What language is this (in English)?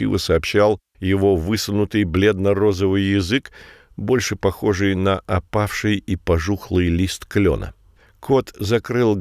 Russian